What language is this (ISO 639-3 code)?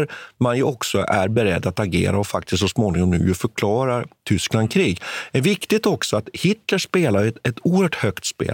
swe